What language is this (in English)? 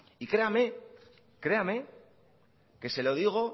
Spanish